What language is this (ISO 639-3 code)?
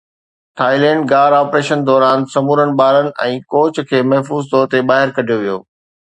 snd